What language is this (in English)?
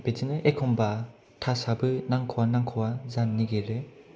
Bodo